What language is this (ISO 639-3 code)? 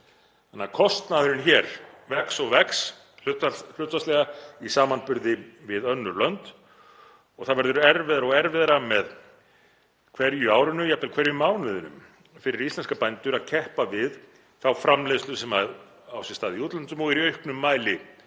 isl